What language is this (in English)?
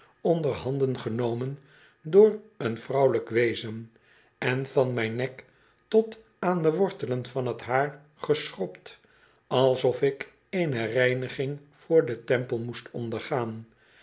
Dutch